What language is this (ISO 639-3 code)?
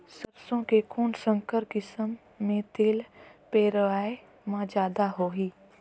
hne